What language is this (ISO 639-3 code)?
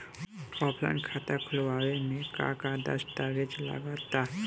bho